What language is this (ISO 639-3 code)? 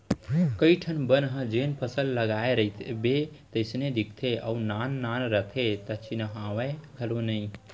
hne